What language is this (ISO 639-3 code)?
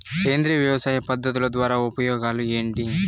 tel